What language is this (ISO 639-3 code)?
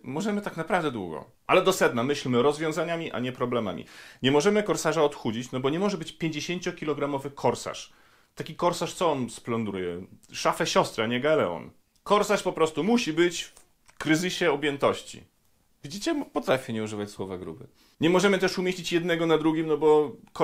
pol